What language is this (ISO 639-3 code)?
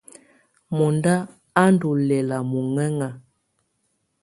tvu